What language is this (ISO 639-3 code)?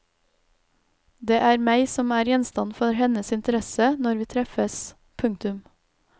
nor